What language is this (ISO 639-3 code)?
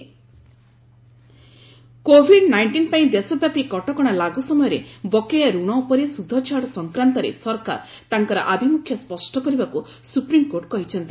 ori